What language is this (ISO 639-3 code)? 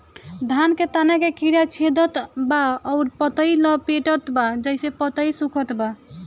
bho